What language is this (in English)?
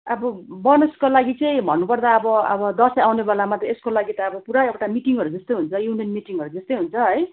Nepali